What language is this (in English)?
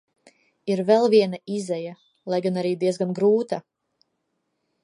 Latvian